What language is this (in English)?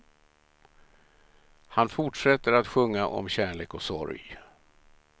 Swedish